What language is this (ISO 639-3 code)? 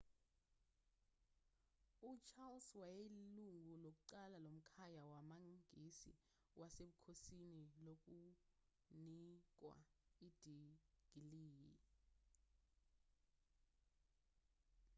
zul